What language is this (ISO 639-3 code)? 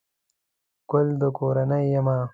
pus